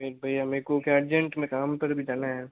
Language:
Hindi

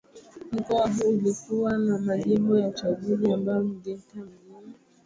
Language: Swahili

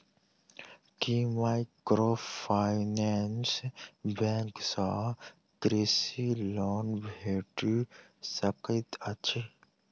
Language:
Maithili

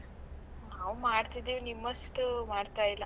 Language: Kannada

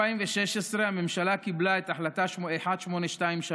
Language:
Hebrew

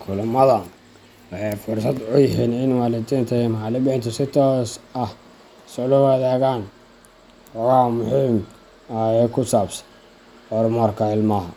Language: Somali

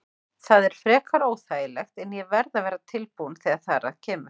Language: Icelandic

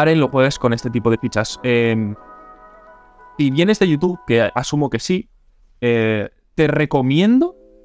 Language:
Spanish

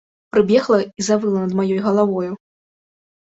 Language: Belarusian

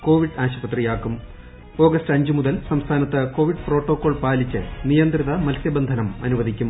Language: Malayalam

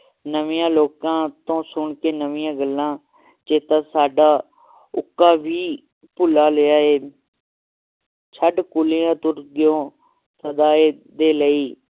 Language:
Punjabi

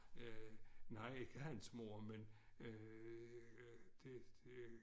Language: Danish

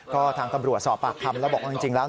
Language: Thai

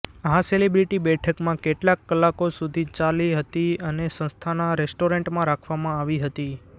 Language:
Gujarati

